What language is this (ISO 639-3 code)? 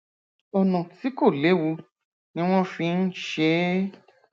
yor